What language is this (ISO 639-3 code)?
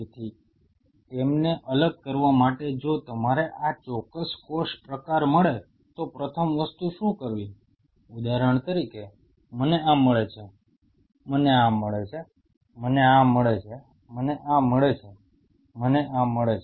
guj